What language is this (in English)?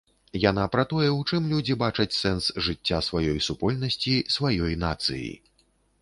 Belarusian